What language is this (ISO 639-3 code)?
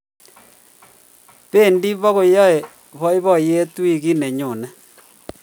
kln